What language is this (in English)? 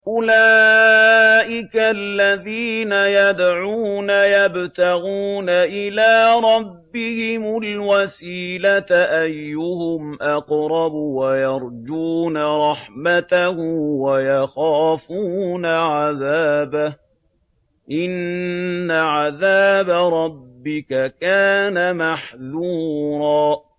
Arabic